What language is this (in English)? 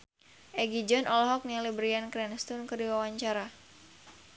Sundanese